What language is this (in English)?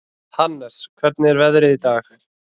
Icelandic